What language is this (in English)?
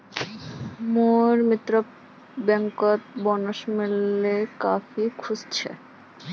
Magahi